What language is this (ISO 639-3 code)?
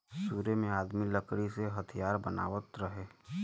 bho